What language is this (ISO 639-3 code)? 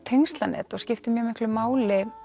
isl